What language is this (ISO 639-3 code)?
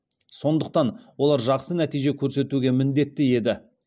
kaz